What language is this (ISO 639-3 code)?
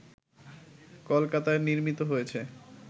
ben